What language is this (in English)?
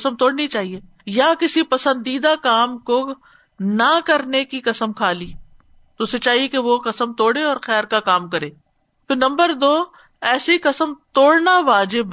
Urdu